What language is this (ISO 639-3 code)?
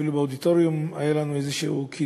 heb